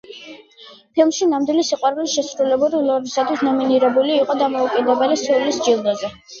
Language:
Georgian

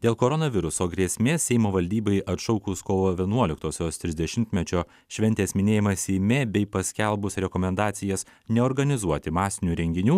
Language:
Lithuanian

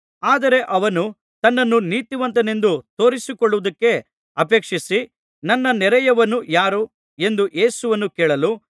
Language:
Kannada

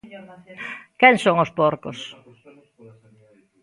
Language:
Galician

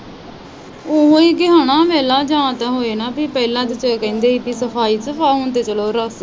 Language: Punjabi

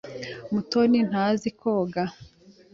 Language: Kinyarwanda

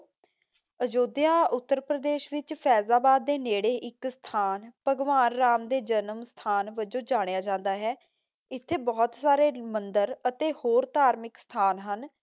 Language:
Punjabi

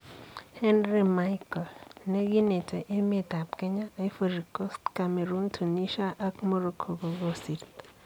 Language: Kalenjin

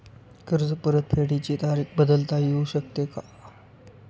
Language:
Marathi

